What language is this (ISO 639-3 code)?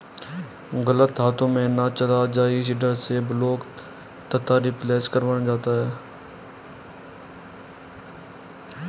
hin